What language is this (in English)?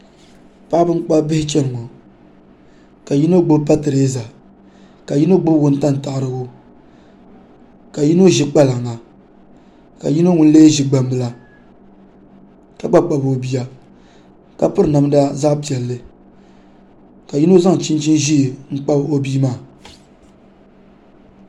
Dagbani